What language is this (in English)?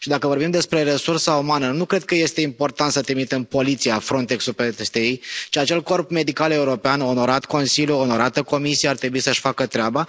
Romanian